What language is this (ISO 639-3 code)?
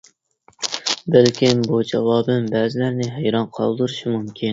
uig